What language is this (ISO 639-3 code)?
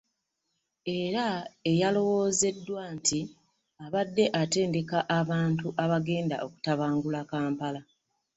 lug